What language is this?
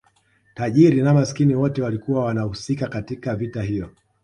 Swahili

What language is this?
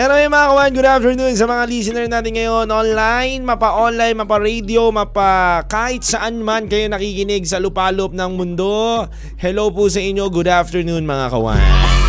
Filipino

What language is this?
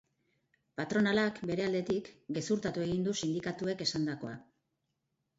Basque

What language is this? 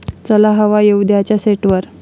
Marathi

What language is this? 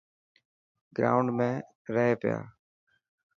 Dhatki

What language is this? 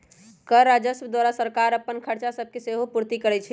Magahi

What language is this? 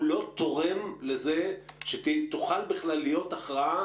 Hebrew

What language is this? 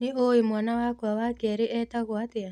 Kikuyu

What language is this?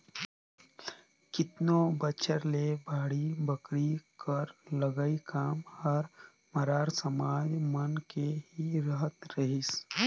Chhattisgarhi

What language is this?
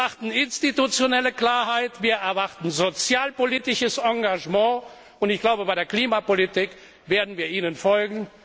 German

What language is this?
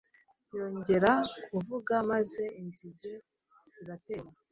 Kinyarwanda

